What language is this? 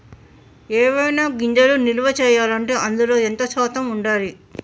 Telugu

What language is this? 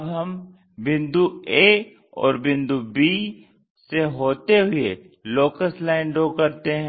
Hindi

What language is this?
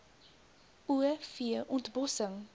Afrikaans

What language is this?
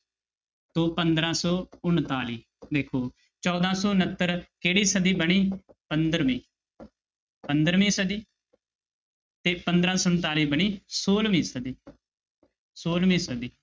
Punjabi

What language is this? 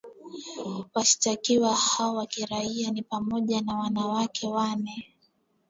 Swahili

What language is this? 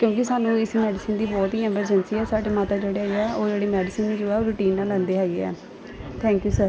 Punjabi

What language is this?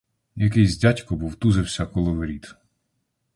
Ukrainian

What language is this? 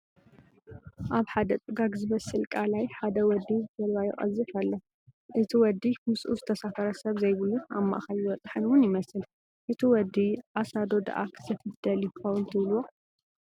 Tigrinya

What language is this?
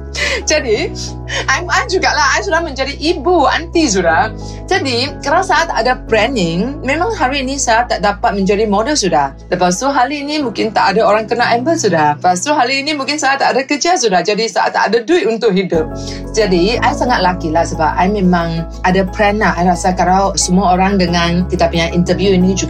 Malay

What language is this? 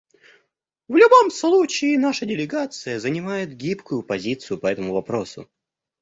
Russian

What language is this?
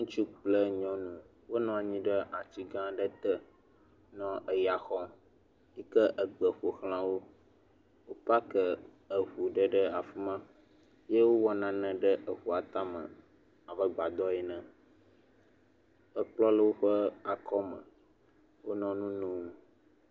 Ewe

